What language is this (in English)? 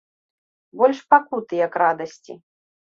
Belarusian